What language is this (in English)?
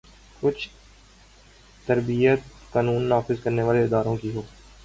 Urdu